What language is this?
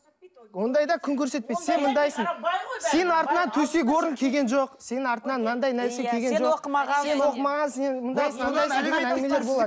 Kazakh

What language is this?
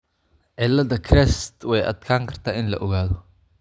Somali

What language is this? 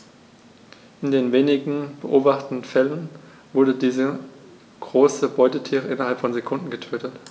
German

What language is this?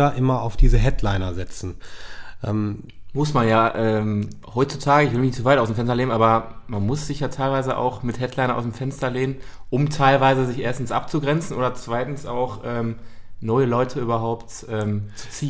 German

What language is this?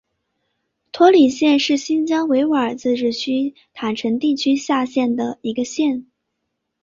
Chinese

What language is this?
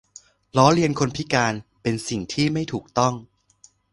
Thai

